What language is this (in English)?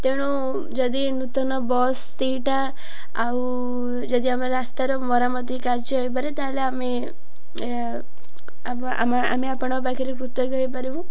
Odia